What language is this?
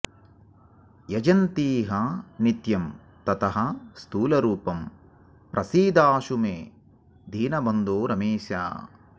Sanskrit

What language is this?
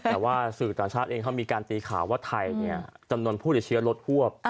Thai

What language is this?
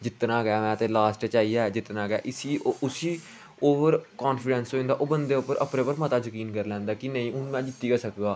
Dogri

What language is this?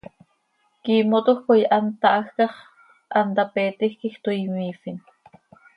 Seri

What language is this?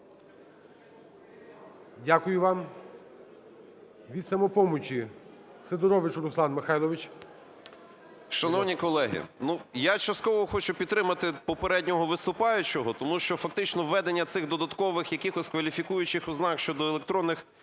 Ukrainian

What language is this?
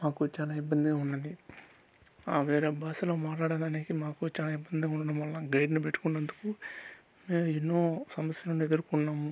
Telugu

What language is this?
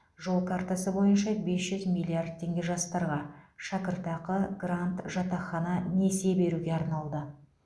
Kazakh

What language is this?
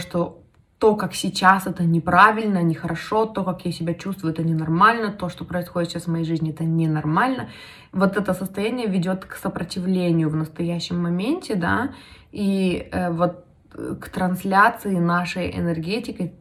Russian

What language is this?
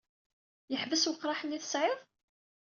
Kabyle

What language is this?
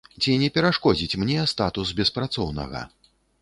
Belarusian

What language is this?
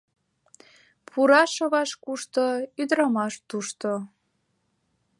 Mari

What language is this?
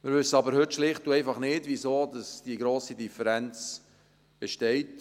Swiss German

